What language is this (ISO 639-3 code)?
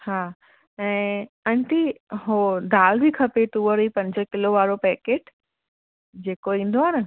snd